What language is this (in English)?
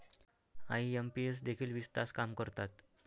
Marathi